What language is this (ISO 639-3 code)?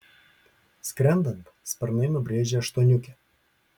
lit